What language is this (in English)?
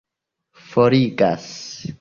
Esperanto